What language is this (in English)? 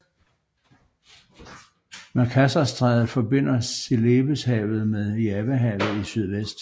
Danish